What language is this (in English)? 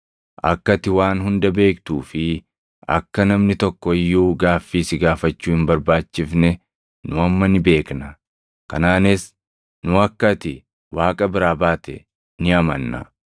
Oromo